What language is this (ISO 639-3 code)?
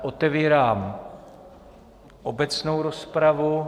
ces